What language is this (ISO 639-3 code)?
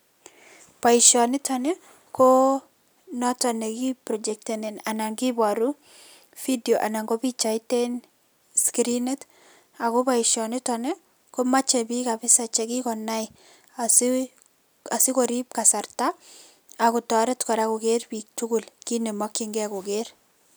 kln